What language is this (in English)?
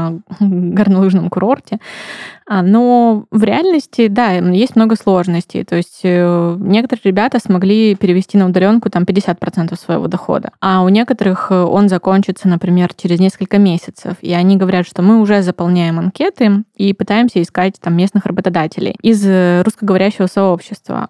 Russian